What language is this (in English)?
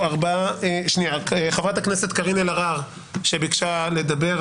Hebrew